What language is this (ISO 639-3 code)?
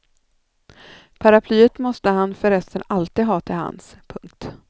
swe